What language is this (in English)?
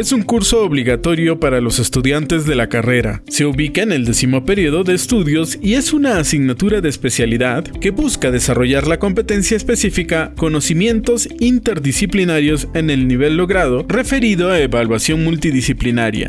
Spanish